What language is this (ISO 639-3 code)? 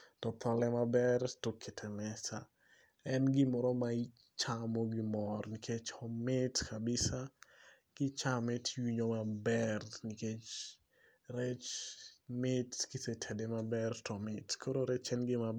luo